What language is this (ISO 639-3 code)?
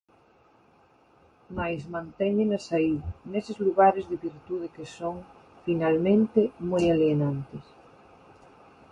glg